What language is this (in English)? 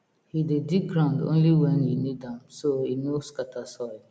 Nigerian Pidgin